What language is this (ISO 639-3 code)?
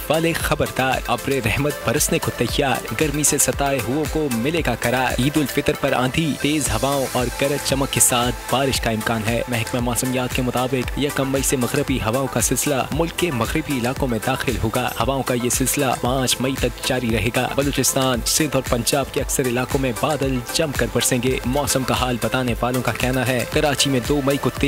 hin